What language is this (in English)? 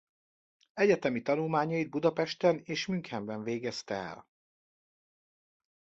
Hungarian